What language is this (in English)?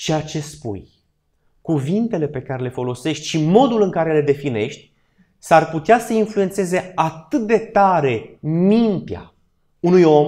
Romanian